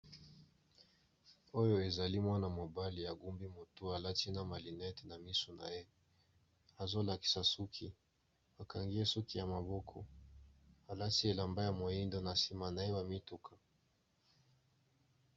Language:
Lingala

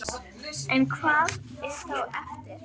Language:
Icelandic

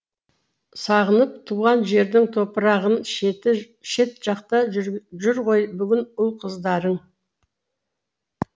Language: Kazakh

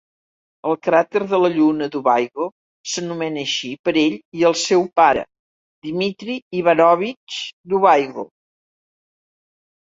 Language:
Catalan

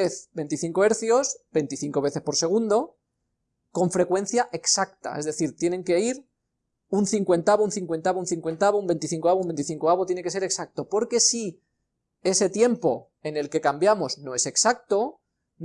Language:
Spanish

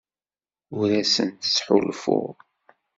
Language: Kabyle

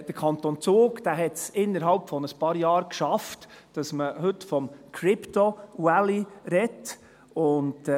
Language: Swiss German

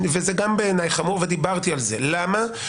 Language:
Hebrew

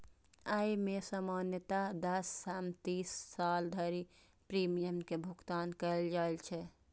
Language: Maithili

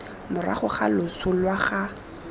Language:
Tswana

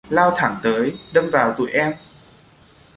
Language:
Vietnamese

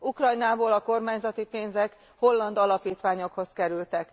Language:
Hungarian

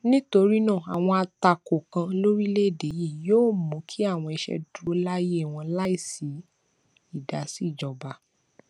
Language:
Yoruba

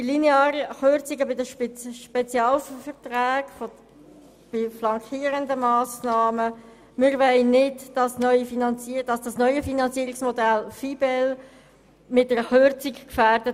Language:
Swiss German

